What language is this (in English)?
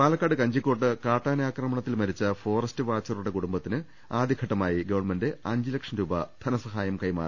Malayalam